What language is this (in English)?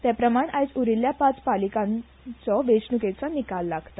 Konkani